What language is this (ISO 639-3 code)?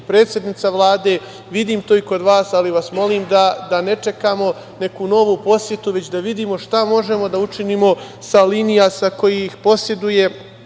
srp